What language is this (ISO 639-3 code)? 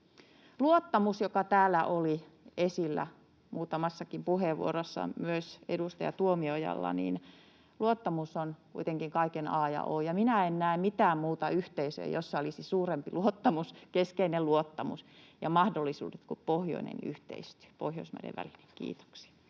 fin